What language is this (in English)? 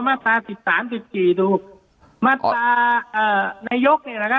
Thai